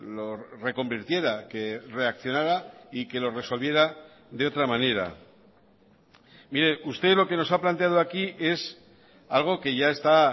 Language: Spanish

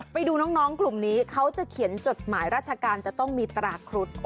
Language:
Thai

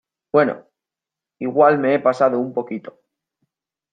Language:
Spanish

